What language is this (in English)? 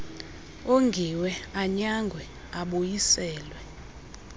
Xhosa